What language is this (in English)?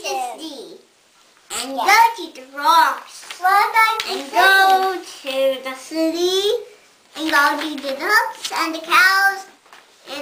English